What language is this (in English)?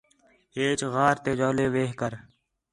Khetrani